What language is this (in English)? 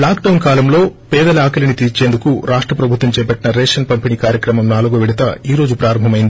Telugu